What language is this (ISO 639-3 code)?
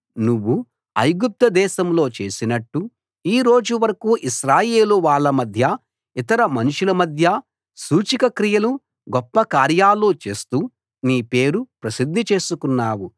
tel